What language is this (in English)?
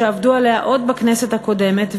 Hebrew